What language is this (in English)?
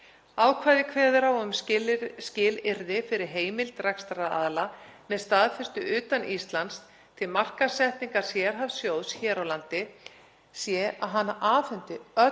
Icelandic